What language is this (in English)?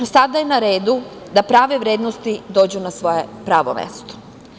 Serbian